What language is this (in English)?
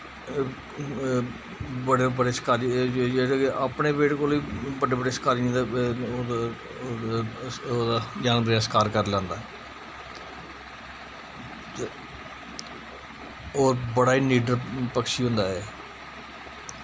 Dogri